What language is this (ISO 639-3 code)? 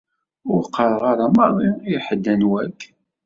kab